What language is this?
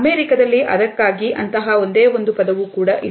Kannada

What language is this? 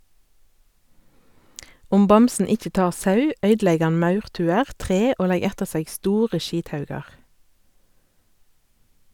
Norwegian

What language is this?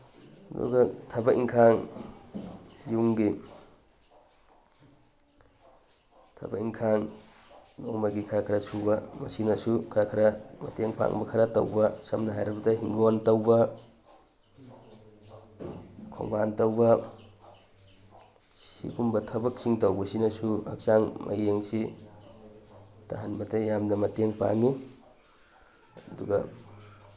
Manipuri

